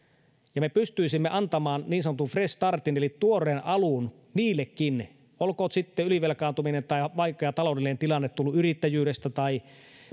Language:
Finnish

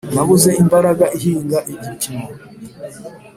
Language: Kinyarwanda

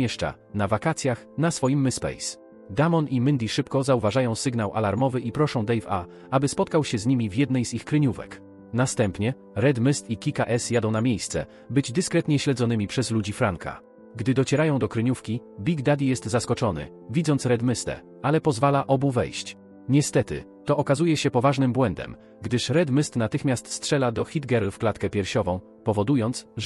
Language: Polish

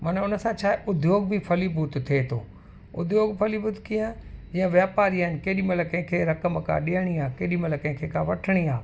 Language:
Sindhi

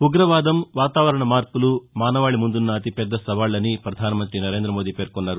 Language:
Telugu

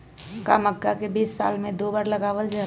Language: Magahi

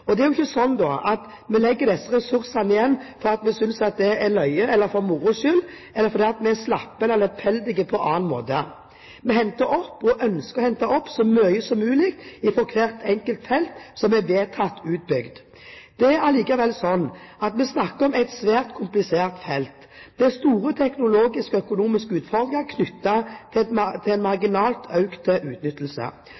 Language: Norwegian Bokmål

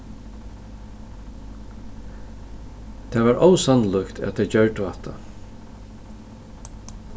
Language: Faroese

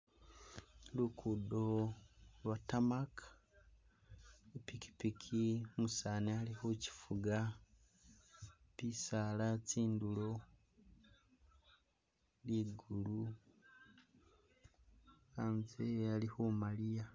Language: Masaaba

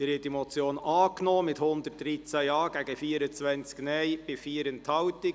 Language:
Swiss German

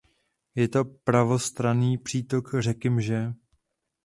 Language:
Czech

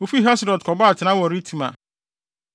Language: Akan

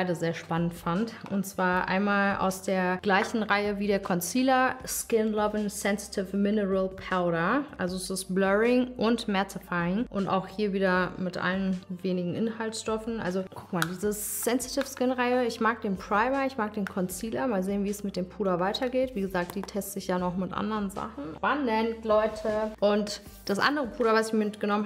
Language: German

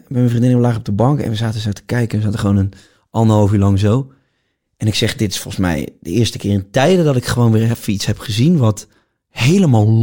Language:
Dutch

